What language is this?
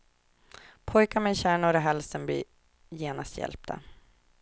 Swedish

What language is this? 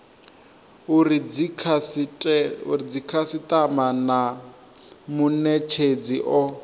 Venda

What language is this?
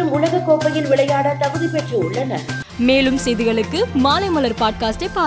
Tamil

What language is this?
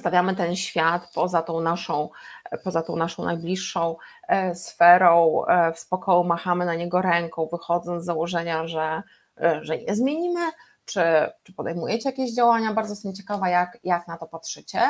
Polish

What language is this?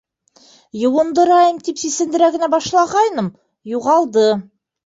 Bashkir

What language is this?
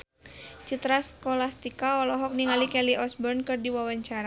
Sundanese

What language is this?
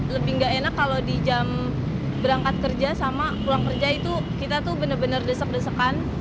Indonesian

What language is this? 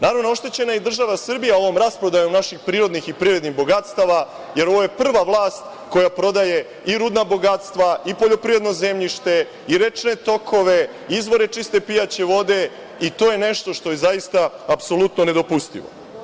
Serbian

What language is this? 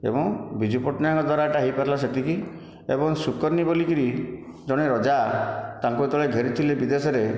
Odia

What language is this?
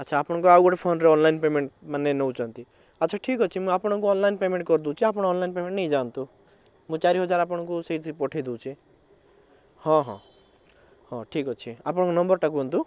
Odia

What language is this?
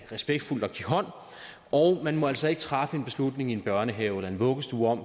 Danish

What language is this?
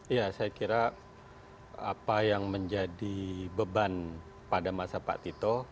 Indonesian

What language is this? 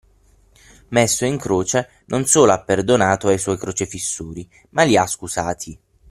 Italian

